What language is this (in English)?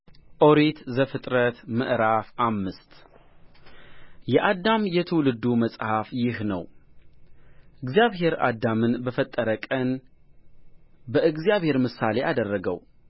Amharic